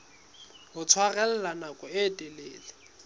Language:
Southern Sotho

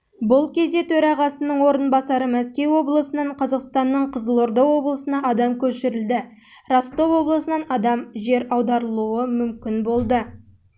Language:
Kazakh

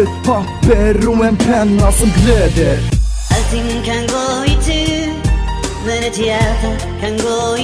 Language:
Swedish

